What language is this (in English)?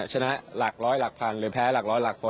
Thai